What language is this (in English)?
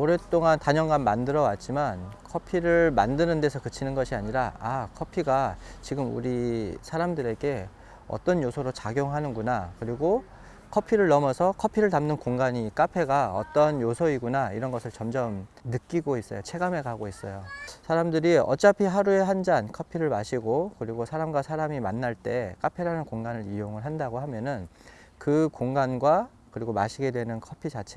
Korean